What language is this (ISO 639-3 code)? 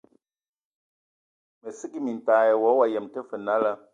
ewo